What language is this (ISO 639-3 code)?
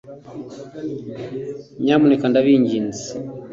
kin